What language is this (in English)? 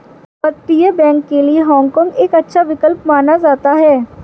Hindi